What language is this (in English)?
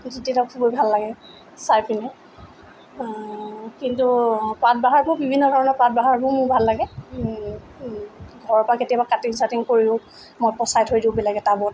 Assamese